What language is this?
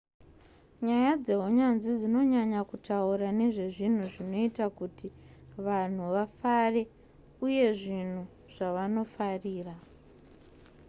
Shona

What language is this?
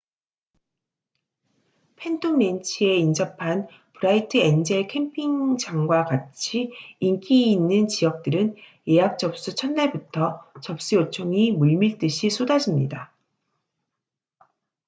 Korean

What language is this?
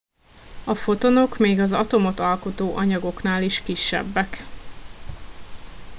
Hungarian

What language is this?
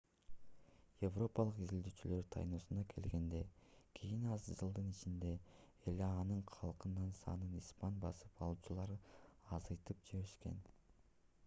Kyrgyz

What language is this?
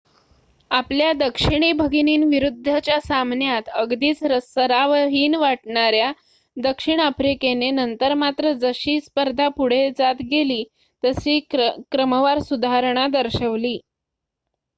Marathi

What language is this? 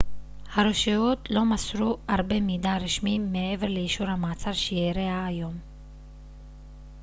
Hebrew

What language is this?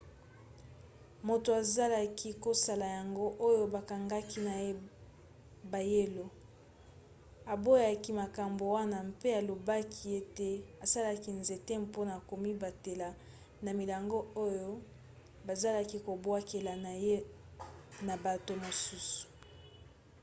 Lingala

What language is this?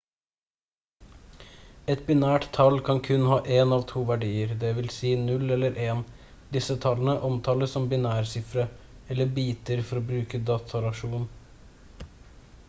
Norwegian Bokmål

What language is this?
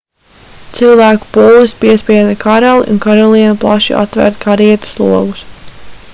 Latvian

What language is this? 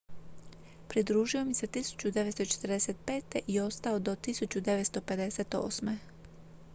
Croatian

